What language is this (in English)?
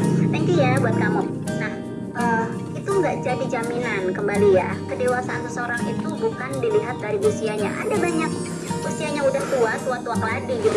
Indonesian